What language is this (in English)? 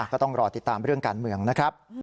Thai